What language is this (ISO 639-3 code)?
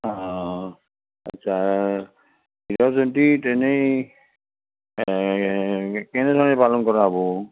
asm